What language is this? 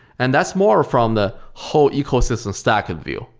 English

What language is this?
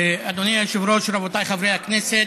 Hebrew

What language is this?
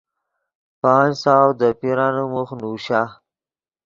Yidgha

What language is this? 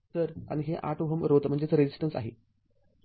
Marathi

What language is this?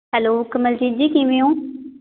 Punjabi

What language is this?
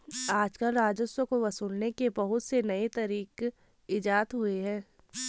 Hindi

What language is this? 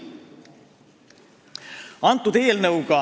Estonian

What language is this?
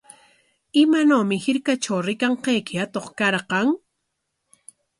Corongo Ancash Quechua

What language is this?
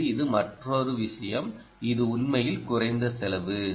Tamil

